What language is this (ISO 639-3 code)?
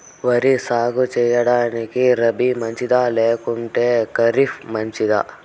tel